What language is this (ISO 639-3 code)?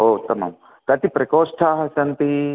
san